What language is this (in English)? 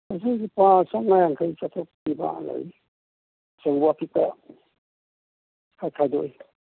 Manipuri